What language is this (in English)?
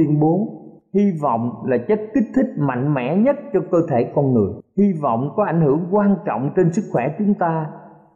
Vietnamese